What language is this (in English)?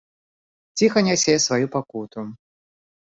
Belarusian